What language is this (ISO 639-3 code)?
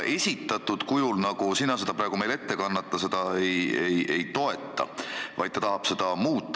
est